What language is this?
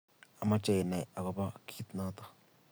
Kalenjin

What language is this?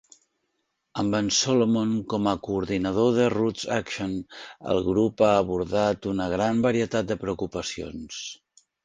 Catalan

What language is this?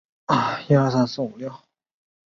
Chinese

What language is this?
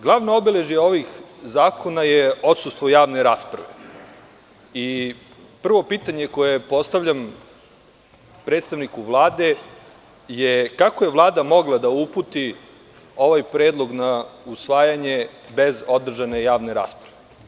Serbian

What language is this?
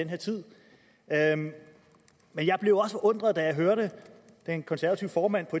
Danish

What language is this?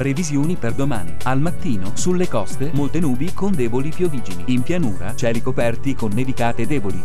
Italian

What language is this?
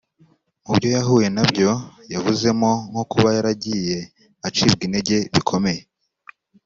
Kinyarwanda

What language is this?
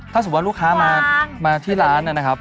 Thai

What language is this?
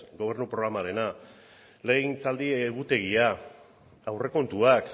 Basque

